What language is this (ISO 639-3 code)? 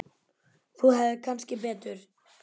isl